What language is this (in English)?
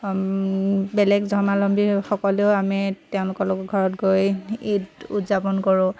Assamese